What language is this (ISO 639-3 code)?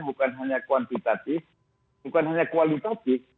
ind